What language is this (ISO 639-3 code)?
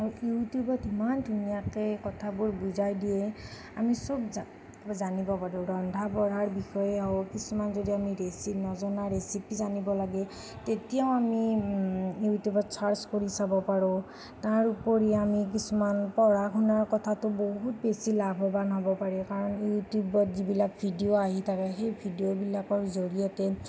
asm